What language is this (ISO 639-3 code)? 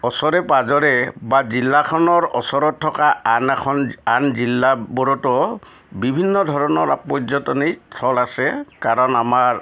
asm